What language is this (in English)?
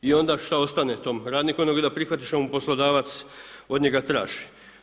Croatian